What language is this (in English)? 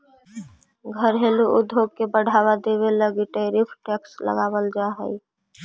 Magahi